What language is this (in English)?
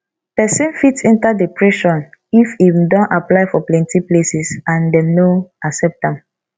Nigerian Pidgin